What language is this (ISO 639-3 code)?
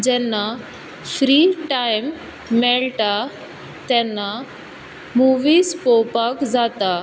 kok